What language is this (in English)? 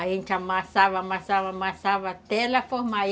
Portuguese